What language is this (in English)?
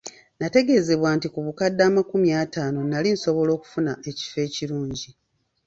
Ganda